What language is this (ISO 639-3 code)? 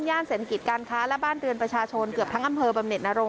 tha